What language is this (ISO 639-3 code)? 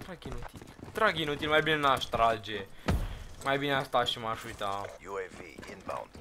ron